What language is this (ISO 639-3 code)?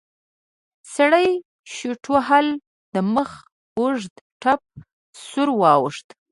pus